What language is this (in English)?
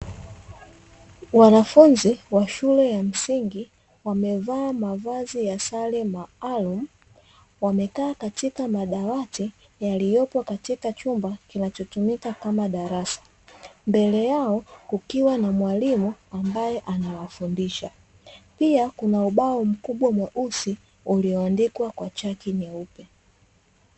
Swahili